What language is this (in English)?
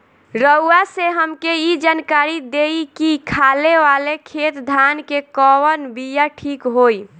Bhojpuri